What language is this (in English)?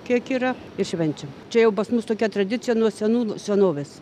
Lithuanian